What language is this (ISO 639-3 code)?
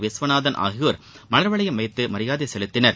tam